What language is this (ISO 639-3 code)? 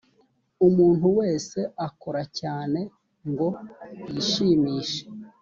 kin